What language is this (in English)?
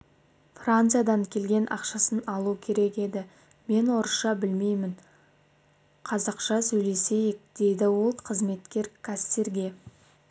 Kazakh